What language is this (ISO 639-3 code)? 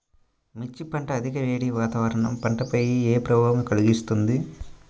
tel